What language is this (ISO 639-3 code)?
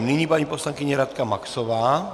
ces